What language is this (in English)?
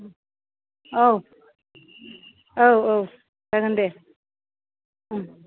Bodo